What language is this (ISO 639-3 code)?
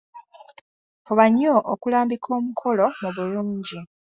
lug